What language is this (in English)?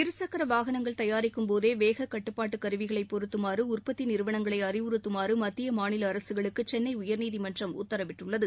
Tamil